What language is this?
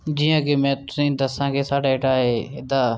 Dogri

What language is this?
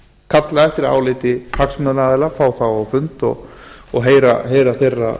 Icelandic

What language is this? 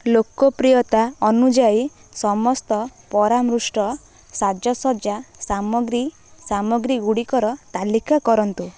Odia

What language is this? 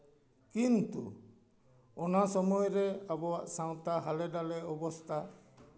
Santali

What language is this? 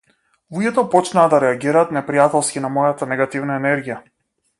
Macedonian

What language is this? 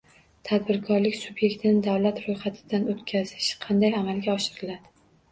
Uzbek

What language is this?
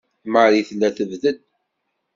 Kabyle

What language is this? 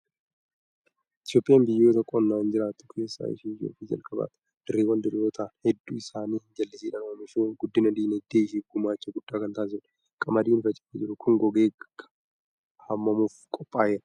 Oromo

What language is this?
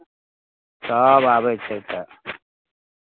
Maithili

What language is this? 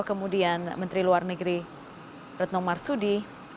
Indonesian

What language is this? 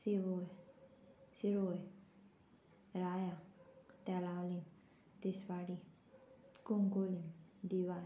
Konkani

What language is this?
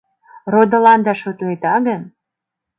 Mari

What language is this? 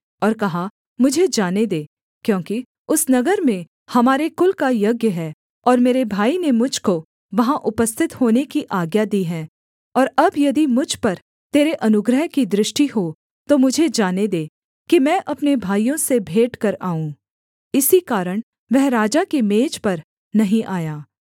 Hindi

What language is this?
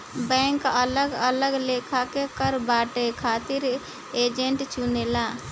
Bhojpuri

